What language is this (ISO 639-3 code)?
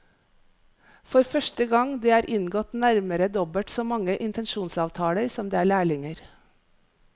nor